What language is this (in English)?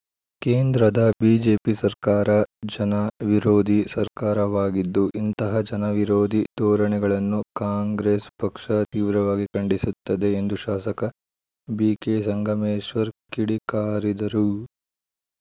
Kannada